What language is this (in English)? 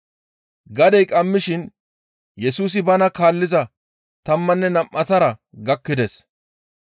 Gamo